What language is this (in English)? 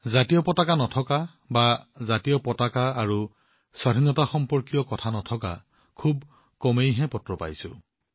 Assamese